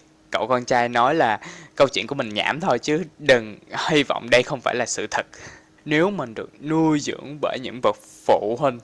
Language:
Vietnamese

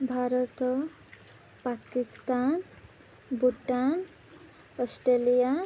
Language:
Odia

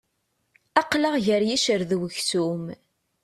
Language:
Kabyle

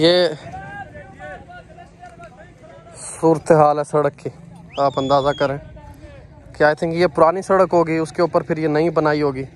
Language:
Hindi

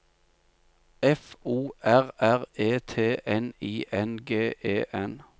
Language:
Norwegian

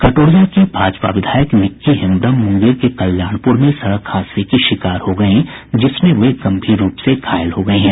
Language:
Hindi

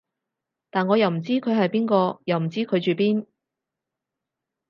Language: Cantonese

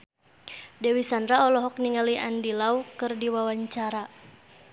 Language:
Sundanese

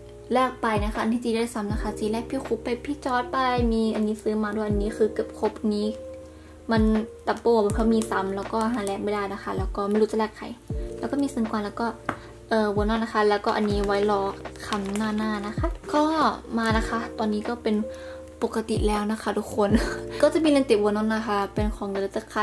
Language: Thai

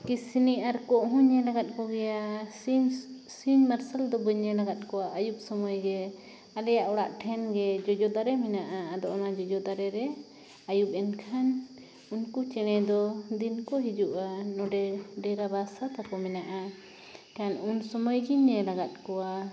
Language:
Santali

